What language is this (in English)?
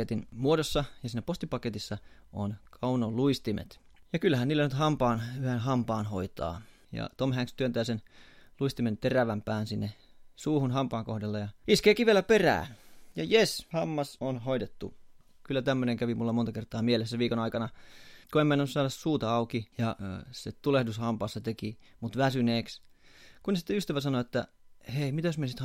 Finnish